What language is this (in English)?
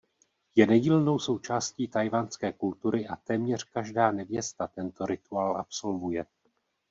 Czech